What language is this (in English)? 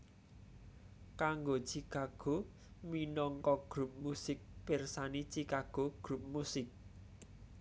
Javanese